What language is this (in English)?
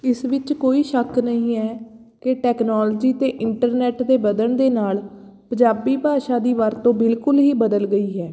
Punjabi